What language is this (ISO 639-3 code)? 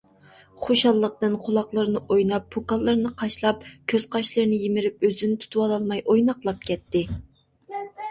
uig